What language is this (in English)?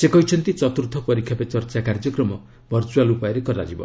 Odia